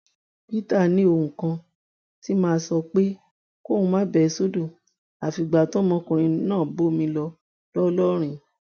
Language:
Yoruba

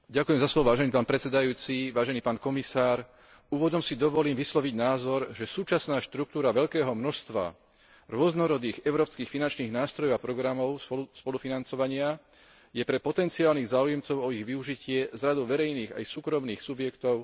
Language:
Slovak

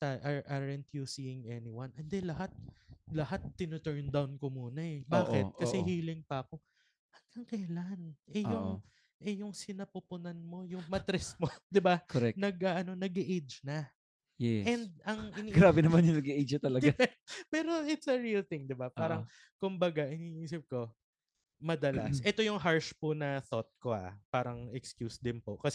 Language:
Filipino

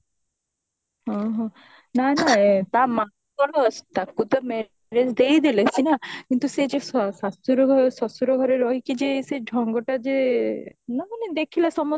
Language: Odia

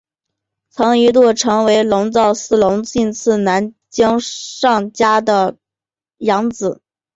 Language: Chinese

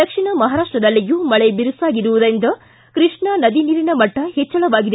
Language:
Kannada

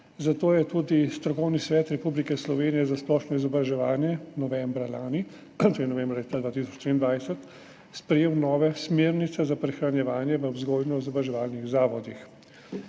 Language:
Slovenian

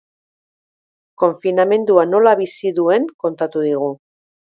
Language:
Basque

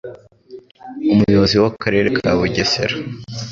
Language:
Kinyarwanda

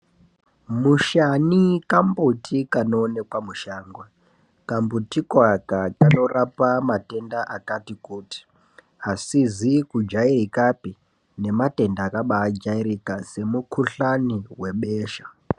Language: Ndau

